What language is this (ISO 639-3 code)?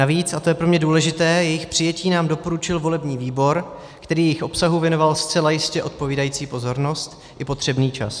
ces